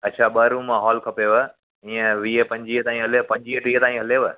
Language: Sindhi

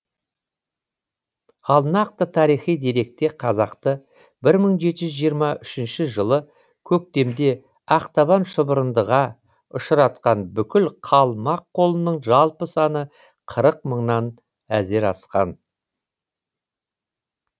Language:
Kazakh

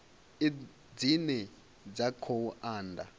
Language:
Venda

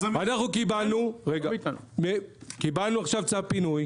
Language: Hebrew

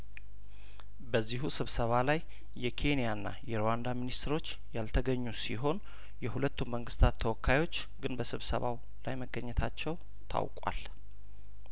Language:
Amharic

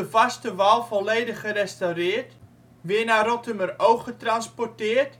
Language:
Dutch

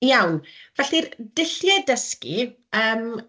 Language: Welsh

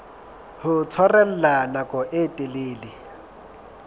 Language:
Southern Sotho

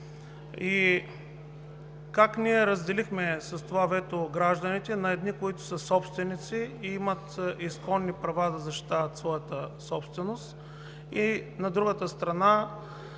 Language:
Bulgarian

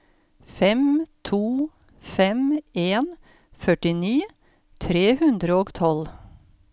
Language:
Norwegian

